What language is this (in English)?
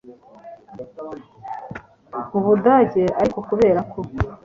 Kinyarwanda